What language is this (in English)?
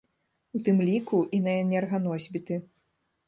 Belarusian